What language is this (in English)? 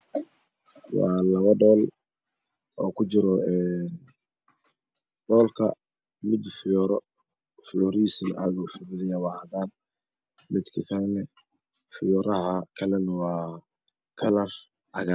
Somali